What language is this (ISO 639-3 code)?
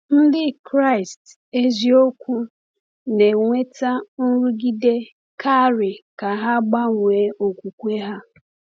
ibo